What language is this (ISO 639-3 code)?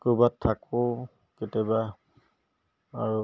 asm